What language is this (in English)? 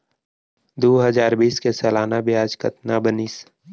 Chhattisgarhi